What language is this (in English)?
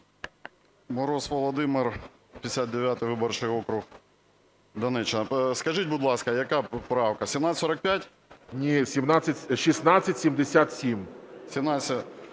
Ukrainian